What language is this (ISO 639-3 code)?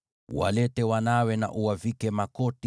swa